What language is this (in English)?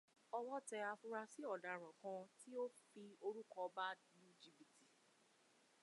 Yoruba